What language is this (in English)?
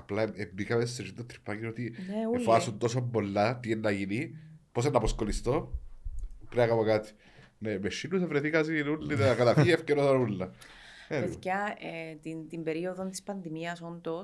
Greek